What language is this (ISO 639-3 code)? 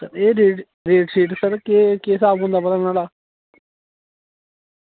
doi